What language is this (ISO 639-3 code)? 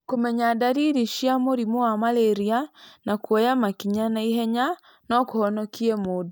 kik